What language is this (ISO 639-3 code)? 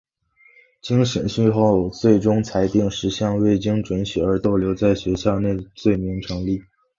zho